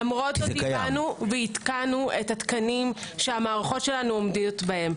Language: Hebrew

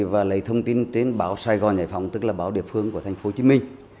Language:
Vietnamese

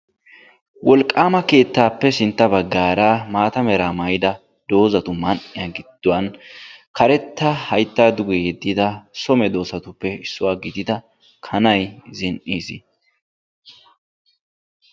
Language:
Wolaytta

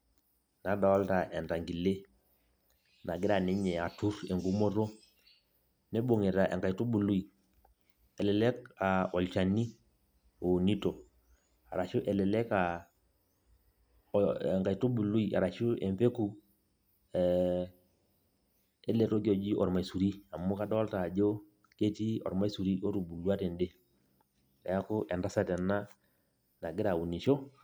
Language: Masai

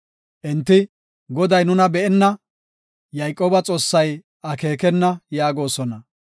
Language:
Gofa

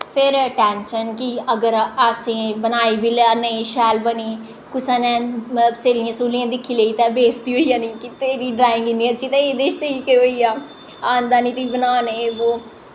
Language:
Dogri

